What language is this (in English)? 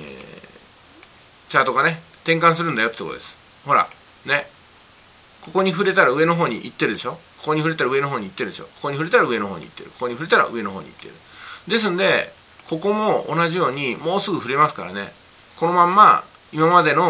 Japanese